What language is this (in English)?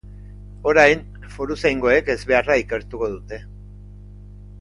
Basque